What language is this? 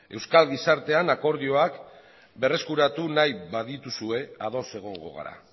Basque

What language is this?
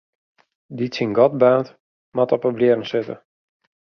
Western Frisian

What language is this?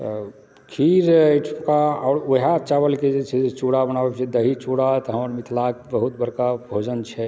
Maithili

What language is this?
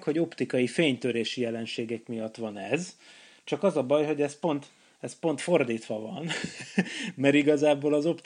Hungarian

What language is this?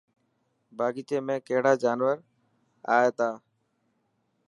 Dhatki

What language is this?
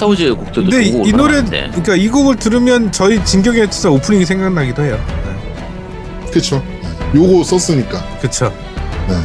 Korean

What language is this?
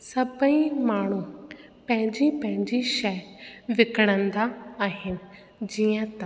Sindhi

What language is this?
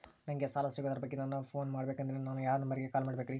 Kannada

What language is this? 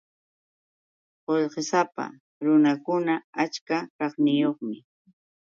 Yauyos Quechua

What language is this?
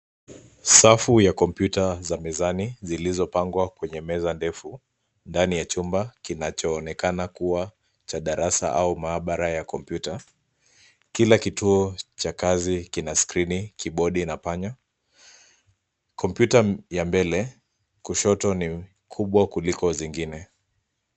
Swahili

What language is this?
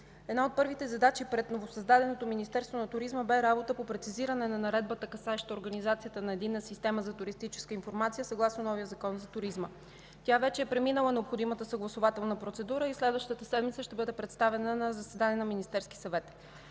Bulgarian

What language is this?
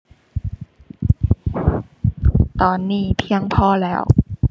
Thai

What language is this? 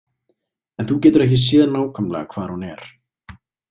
Icelandic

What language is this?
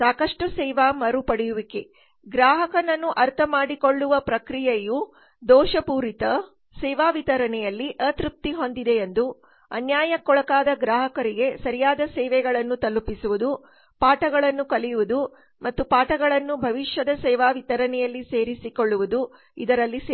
Kannada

